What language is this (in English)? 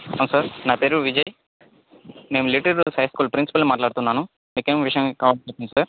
Telugu